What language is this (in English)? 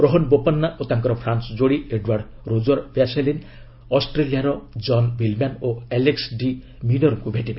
Odia